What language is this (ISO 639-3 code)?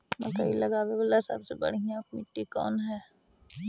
mag